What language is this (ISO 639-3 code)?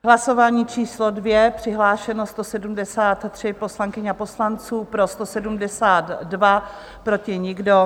ces